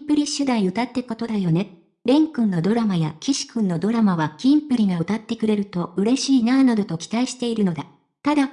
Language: Japanese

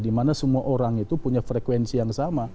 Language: Indonesian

